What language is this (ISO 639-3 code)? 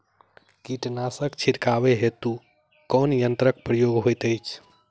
mai